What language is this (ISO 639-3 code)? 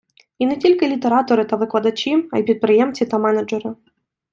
ukr